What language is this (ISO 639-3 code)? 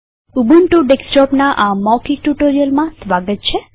guj